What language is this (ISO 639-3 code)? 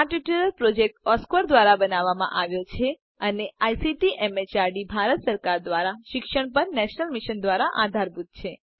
guj